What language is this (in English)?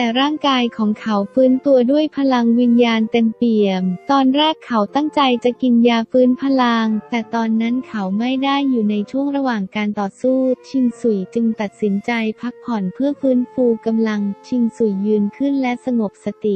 Thai